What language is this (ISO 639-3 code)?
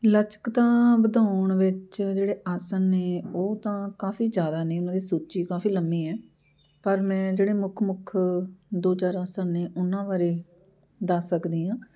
pan